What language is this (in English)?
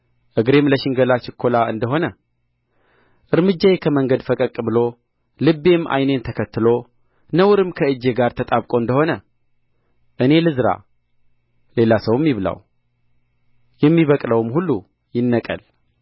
Amharic